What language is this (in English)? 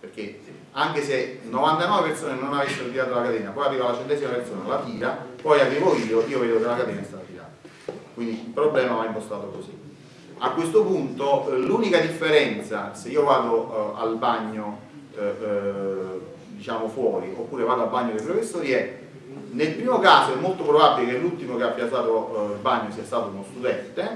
Italian